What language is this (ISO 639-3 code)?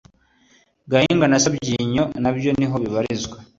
kin